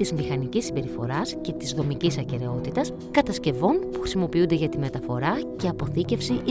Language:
Greek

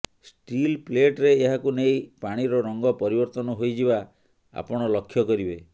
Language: Odia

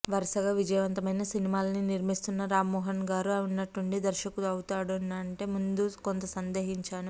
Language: Telugu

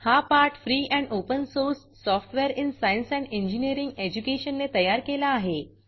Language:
Marathi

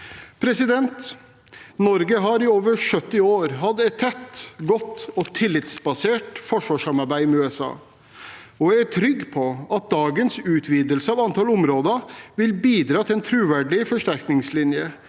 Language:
Norwegian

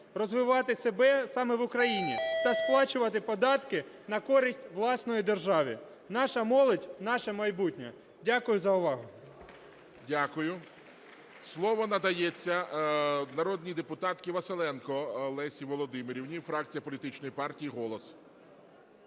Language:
Ukrainian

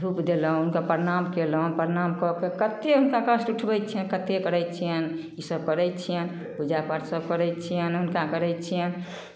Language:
Maithili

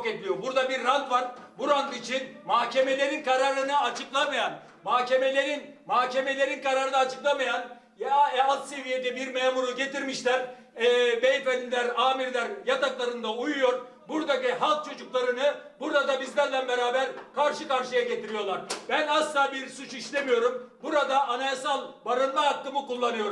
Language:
Turkish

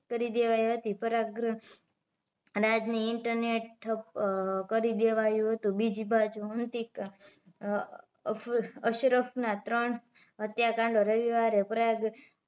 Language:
Gujarati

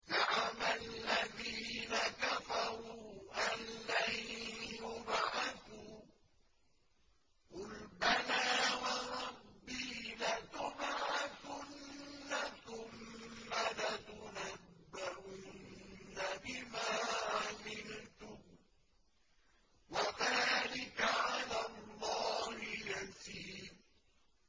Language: Arabic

